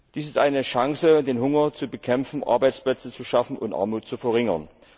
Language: German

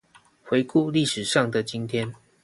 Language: Chinese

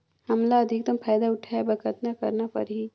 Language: Chhattisgarhi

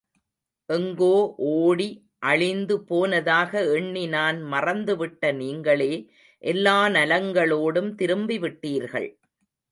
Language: Tamil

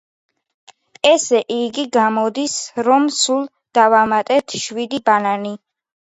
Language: Georgian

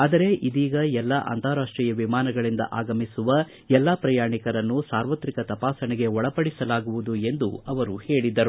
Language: Kannada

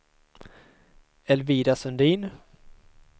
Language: Swedish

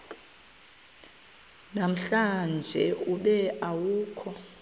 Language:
Xhosa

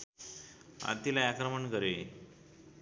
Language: Nepali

